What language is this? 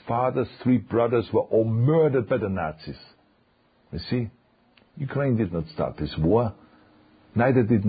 Thai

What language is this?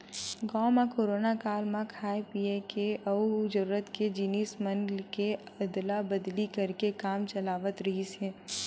Chhattisgarhi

